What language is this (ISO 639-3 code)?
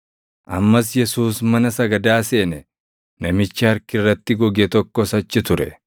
orm